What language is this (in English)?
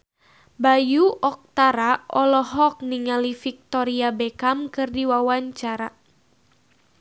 Sundanese